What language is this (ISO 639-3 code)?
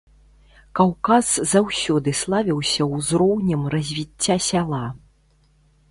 bel